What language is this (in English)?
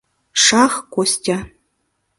Mari